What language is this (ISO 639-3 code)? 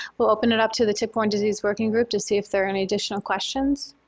eng